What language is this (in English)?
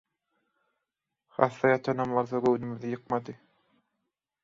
Turkmen